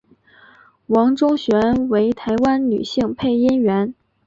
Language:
Chinese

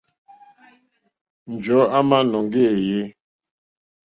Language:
Mokpwe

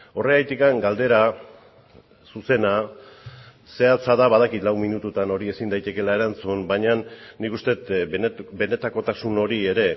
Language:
Basque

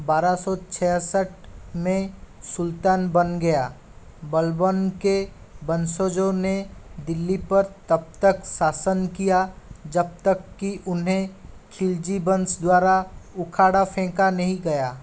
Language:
Hindi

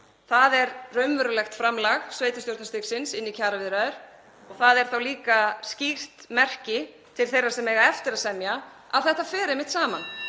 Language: Icelandic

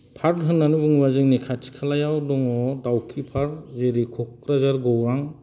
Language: Bodo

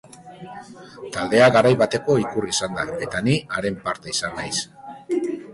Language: Basque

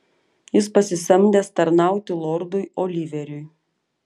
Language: Lithuanian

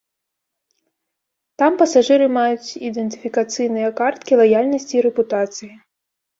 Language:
Belarusian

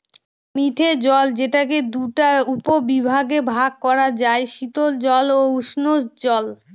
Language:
Bangla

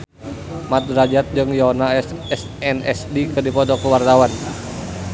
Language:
Sundanese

